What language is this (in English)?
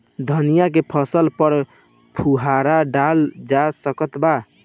Bhojpuri